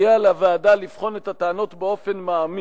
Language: Hebrew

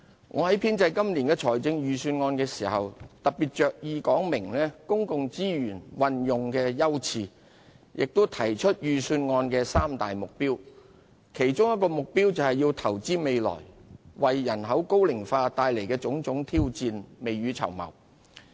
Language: Cantonese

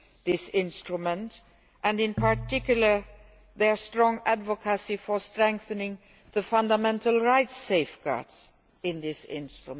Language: English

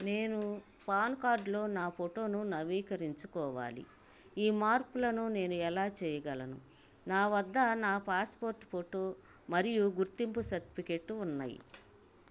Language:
Telugu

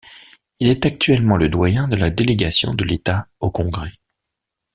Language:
French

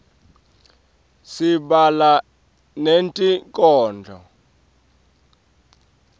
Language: Swati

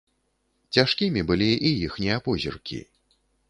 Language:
Belarusian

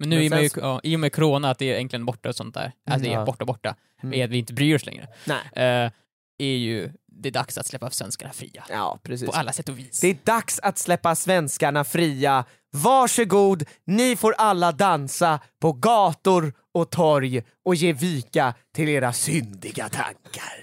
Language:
Swedish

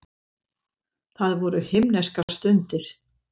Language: Icelandic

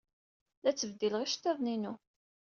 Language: Kabyle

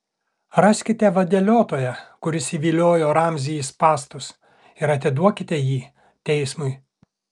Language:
Lithuanian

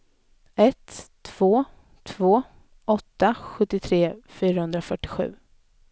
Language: Swedish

